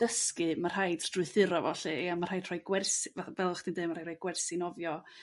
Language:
Welsh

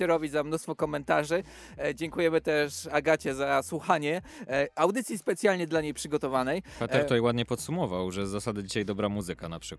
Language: Polish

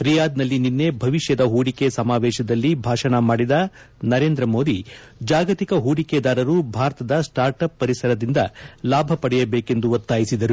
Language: Kannada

